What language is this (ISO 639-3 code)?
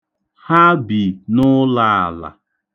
ibo